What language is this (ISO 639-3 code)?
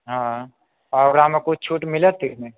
mai